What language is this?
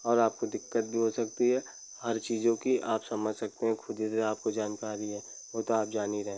Hindi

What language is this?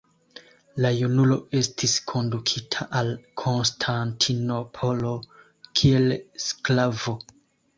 Esperanto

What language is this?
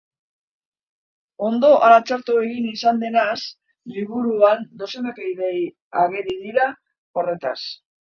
Basque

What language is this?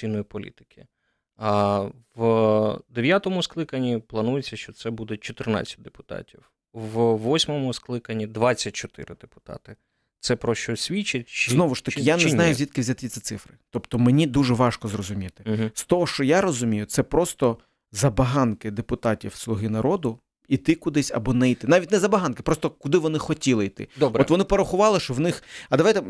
Ukrainian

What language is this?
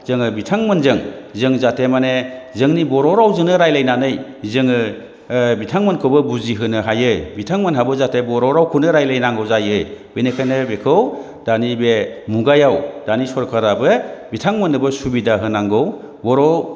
Bodo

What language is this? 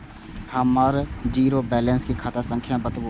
Maithili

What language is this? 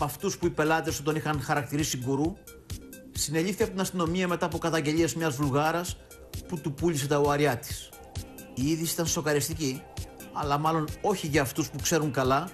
Greek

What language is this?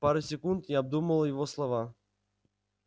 Russian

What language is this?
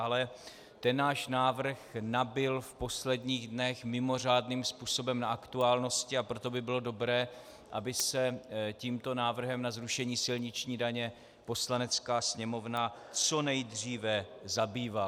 Czech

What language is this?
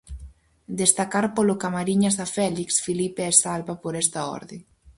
Galician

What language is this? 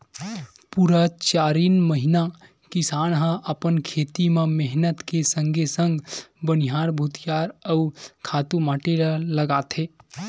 Chhattisgarhi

